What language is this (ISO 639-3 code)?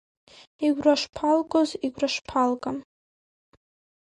abk